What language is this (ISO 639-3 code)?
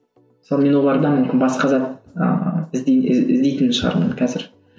kaz